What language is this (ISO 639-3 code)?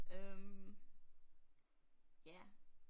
dan